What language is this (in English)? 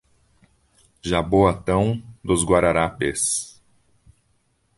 Portuguese